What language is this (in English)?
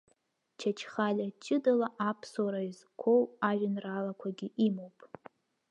Abkhazian